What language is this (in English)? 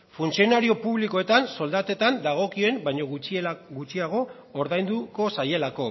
Basque